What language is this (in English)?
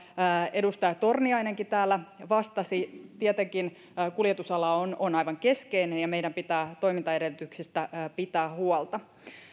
Finnish